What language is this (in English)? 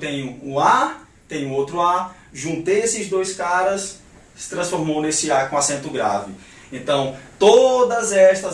Portuguese